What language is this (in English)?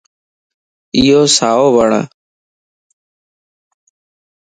Lasi